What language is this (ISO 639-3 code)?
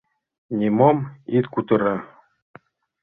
chm